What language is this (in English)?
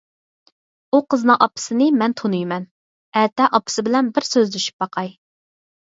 Uyghur